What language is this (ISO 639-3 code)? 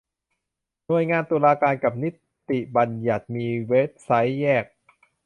tha